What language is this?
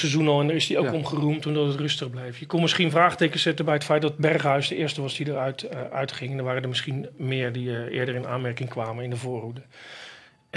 Dutch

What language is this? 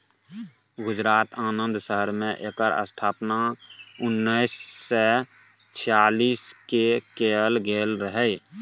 Maithili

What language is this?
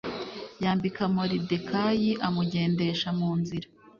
Kinyarwanda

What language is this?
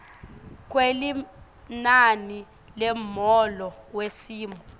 Swati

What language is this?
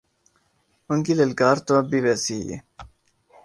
Urdu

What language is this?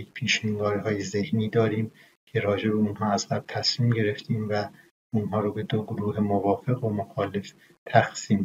Persian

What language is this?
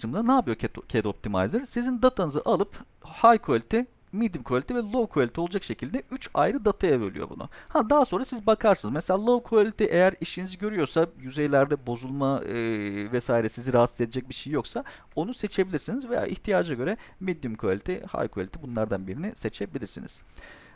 Turkish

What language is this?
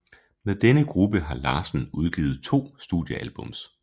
Danish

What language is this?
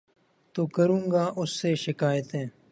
Urdu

